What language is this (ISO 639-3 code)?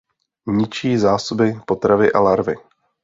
ces